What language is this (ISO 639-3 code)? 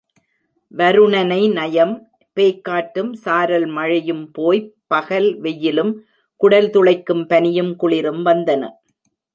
tam